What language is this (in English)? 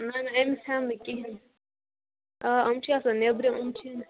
Kashmiri